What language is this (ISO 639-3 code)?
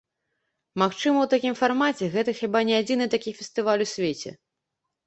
bel